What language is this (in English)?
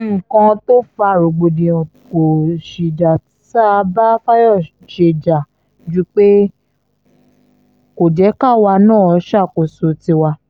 Yoruba